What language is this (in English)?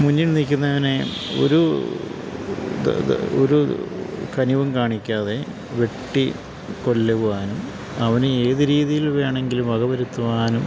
Malayalam